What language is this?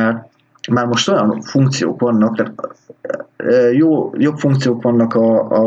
Hungarian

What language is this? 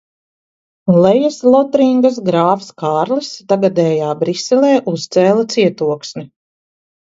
Latvian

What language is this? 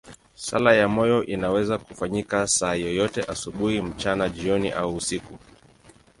Swahili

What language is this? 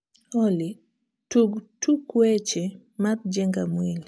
Luo (Kenya and Tanzania)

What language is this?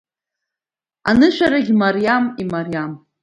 Abkhazian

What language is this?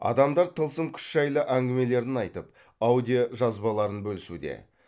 Kazakh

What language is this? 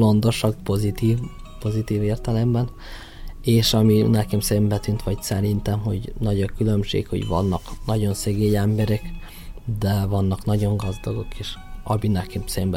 Hungarian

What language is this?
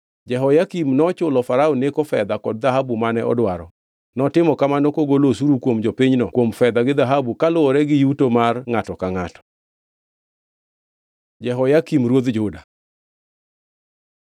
Luo (Kenya and Tanzania)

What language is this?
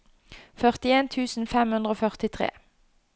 Norwegian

